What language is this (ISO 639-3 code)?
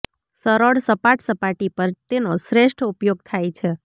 guj